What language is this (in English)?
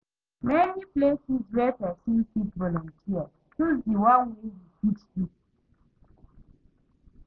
Nigerian Pidgin